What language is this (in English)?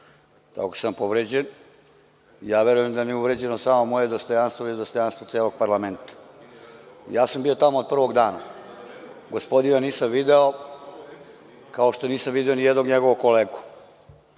Serbian